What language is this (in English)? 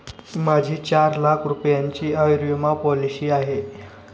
Marathi